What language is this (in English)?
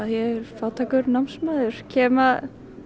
Icelandic